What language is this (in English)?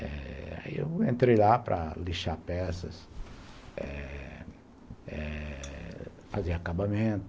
Portuguese